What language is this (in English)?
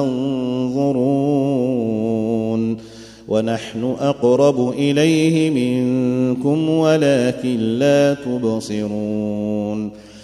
Arabic